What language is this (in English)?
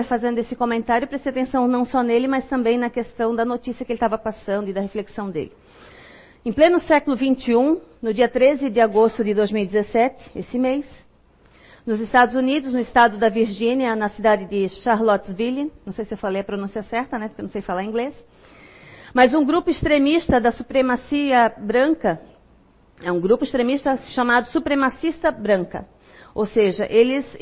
Portuguese